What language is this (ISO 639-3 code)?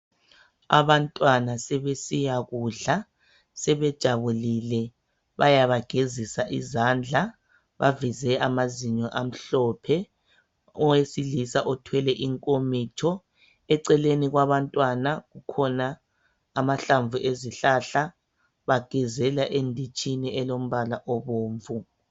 nde